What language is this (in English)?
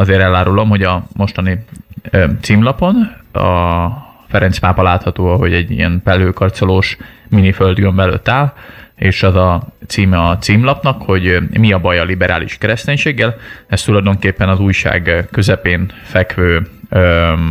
Hungarian